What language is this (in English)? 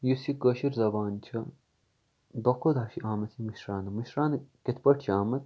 Kashmiri